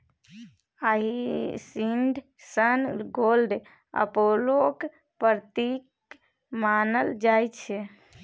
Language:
Maithili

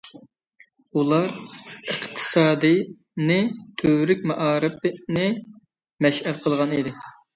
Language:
Uyghur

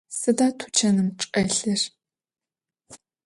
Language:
Adyghe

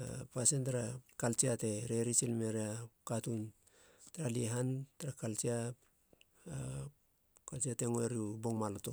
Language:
Halia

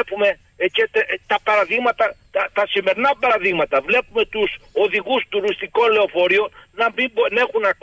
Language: Greek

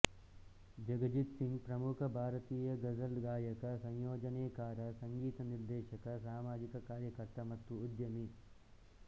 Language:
Kannada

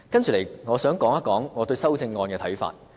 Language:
Cantonese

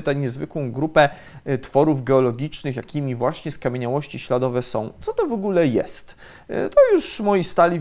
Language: Polish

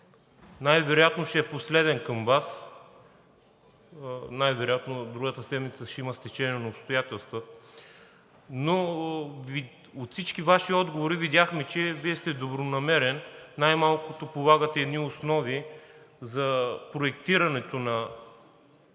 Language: Bulgarian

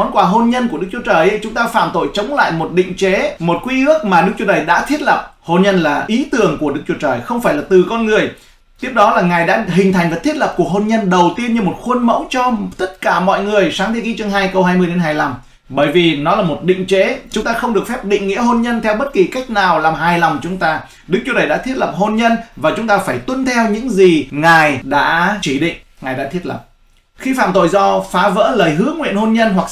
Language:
Vietnamese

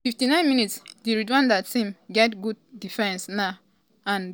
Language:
Nigerian Pidgin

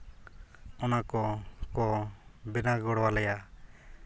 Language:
Santali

